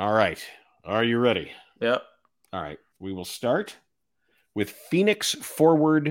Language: English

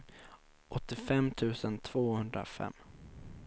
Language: Swedish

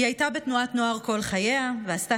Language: Hebrew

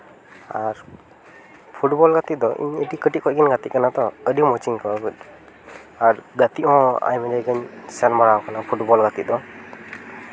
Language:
Santali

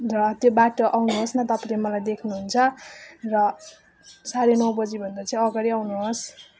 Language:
Nepali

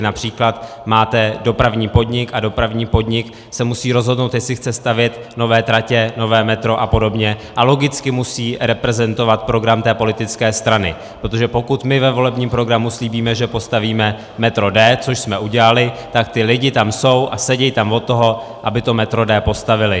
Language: Czech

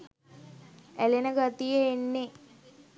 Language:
Sinhala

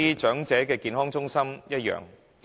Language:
Cantonese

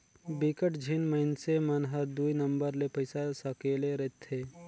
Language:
Chhattisgarhi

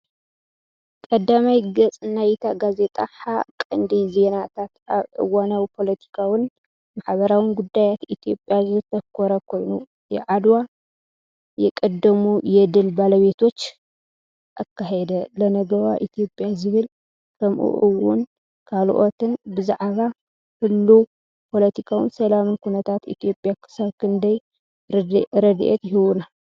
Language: Tigrinya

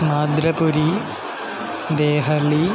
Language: Sanskrit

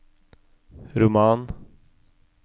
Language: Norwegian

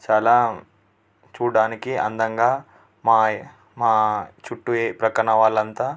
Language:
Telugu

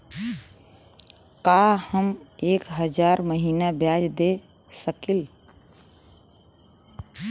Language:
Bhojpuri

